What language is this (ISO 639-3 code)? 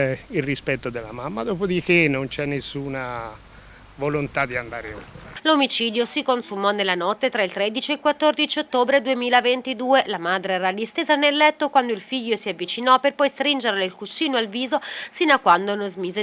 ita